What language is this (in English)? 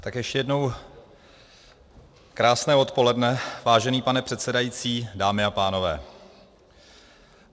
Czech